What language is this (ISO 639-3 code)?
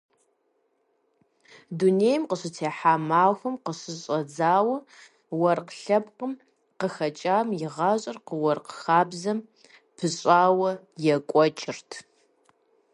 kbd